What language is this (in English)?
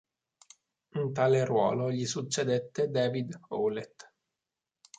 Italian